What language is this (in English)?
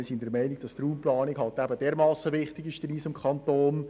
Swiss German